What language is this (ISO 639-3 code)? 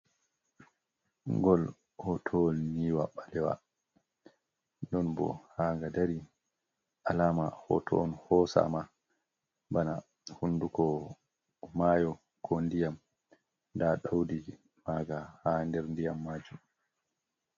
ful